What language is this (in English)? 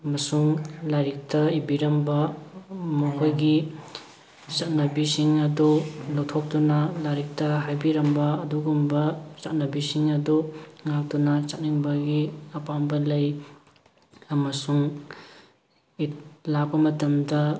Manipuri